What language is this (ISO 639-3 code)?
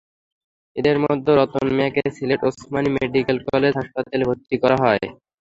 ben